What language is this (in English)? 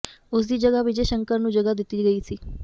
Punjabi